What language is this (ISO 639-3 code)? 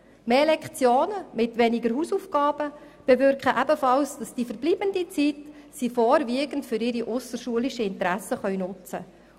gsw